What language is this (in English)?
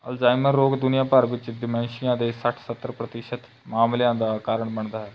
Punjabi